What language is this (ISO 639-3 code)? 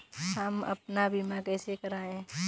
hin